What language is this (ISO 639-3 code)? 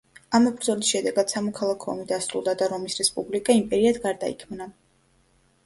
kat